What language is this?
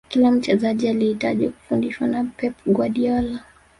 Swahili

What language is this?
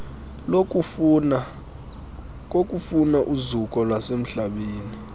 Xhosa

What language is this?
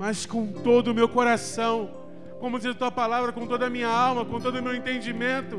Portuguese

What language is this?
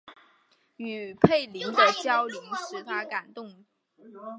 Chinese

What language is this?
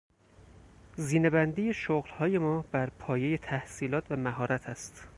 Persian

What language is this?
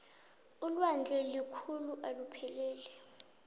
South Ndebele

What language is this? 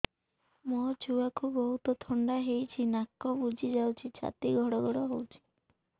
Odia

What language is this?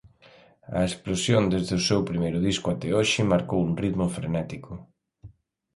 Galician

